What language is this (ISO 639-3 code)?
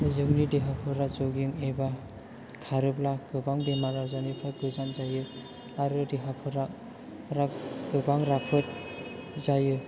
brx